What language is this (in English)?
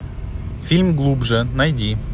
Russian